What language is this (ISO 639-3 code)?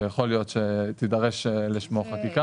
heb